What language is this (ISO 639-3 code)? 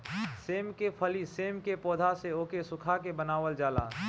bho